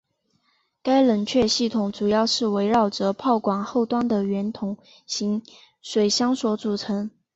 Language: Chinese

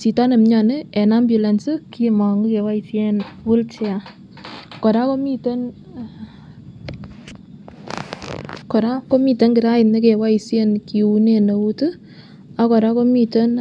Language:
Kalenjin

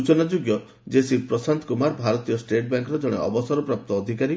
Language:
Odia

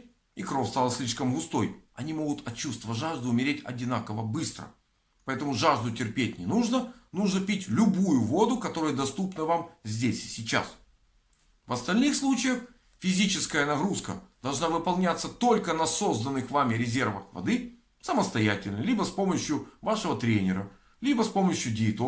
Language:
Russian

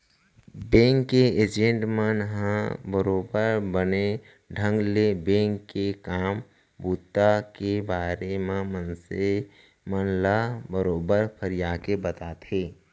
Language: Chhattisgarhi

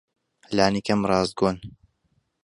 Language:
Central Kurdish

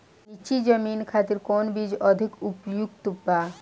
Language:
Bhojpuri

